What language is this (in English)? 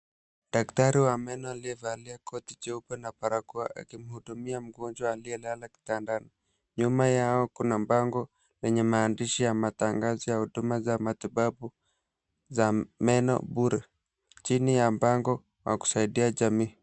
Swahili